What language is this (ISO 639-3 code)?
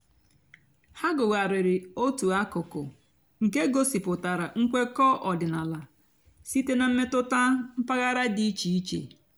ibo